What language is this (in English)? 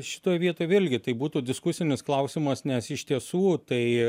Lithuanian